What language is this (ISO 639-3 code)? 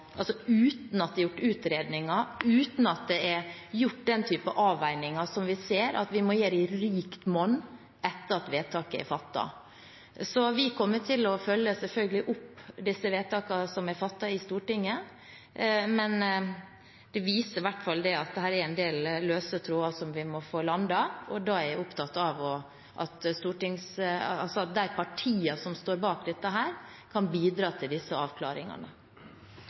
nob